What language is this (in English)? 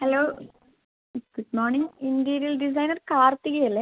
Malayalam